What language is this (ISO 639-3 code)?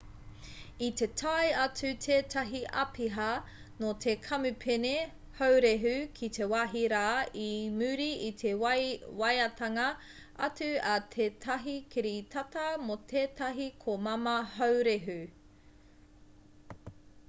mri